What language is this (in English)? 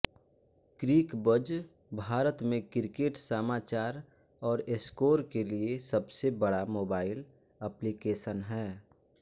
Hindi